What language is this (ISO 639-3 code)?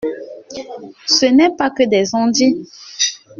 fra